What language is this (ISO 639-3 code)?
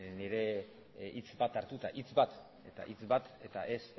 eus